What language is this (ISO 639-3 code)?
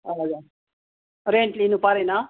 nep